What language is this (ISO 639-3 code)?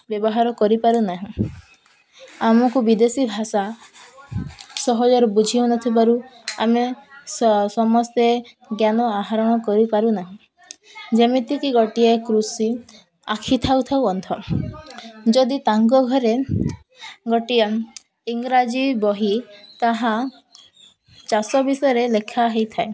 ori